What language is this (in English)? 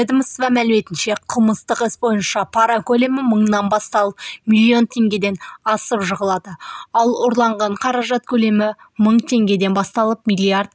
Kazakh